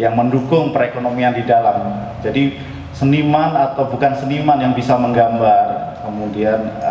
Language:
Indonesian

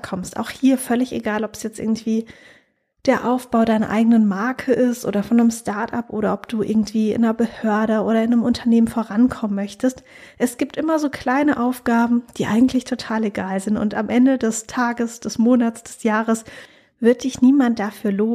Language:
German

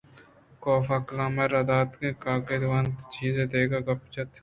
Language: Eastern Balochi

